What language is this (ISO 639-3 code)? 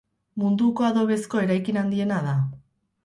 eus